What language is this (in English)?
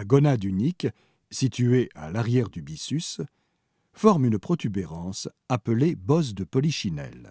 French